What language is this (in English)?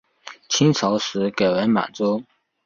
Chinese